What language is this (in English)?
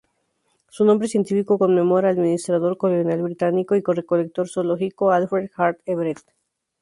Spanish